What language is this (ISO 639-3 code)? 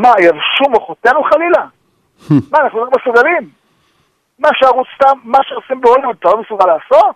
heb